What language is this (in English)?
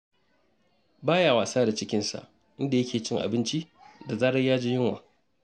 Hausa